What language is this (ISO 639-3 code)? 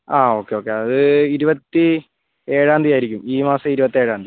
mal